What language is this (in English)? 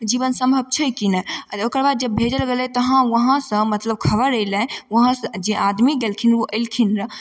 Maithili